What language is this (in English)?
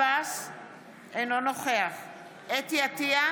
Hebrew